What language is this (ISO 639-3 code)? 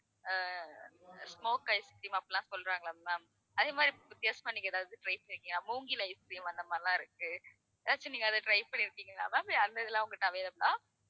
tam